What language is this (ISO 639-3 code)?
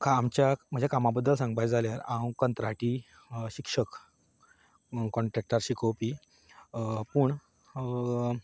kok